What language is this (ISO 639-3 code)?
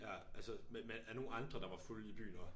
dan